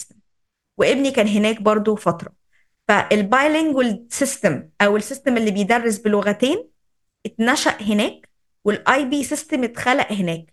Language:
Arabic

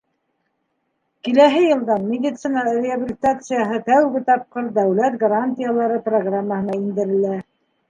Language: Bashkir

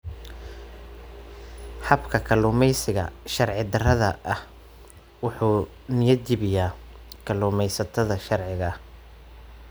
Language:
Somali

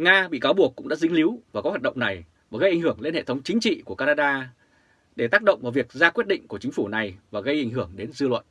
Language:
Vietnamese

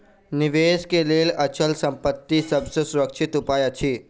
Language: Maithili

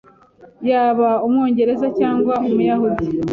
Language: Kinyarwanda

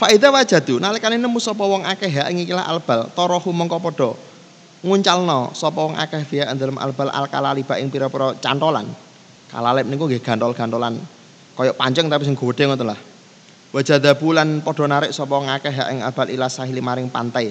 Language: Indonesian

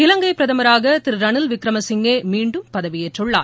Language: Tamil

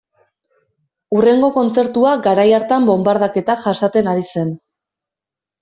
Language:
Basque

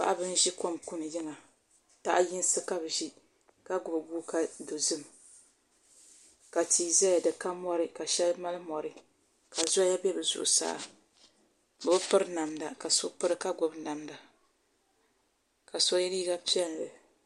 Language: Dagbani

